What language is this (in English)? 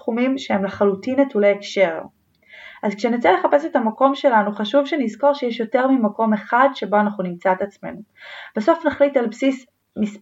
Hebrew